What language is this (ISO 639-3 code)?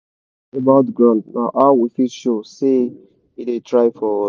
pcm